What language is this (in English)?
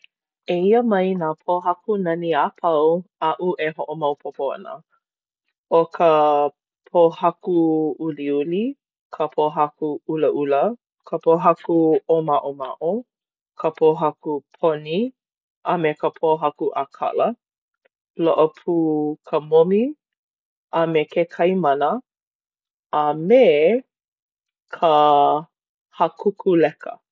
Hawaiian